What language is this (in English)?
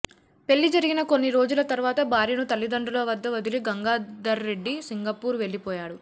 Telugu